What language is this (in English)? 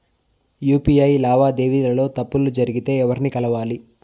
Telugu